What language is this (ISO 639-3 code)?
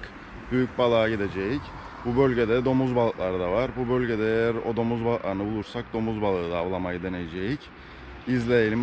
tur